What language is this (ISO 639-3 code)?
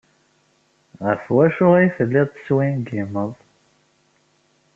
kab